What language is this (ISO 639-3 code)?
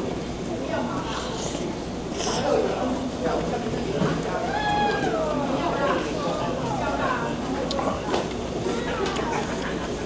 kor